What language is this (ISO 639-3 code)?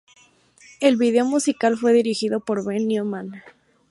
spa